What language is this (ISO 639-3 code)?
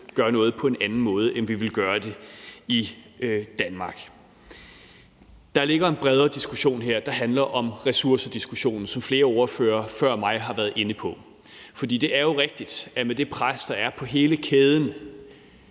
dan